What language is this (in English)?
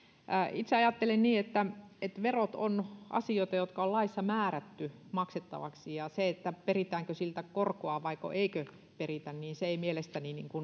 Finnish